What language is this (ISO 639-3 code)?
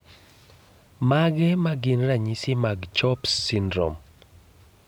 luo